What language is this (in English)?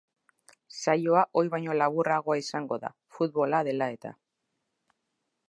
Basque